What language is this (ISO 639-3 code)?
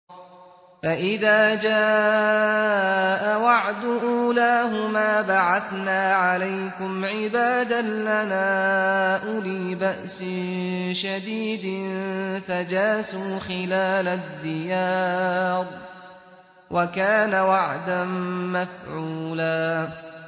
ara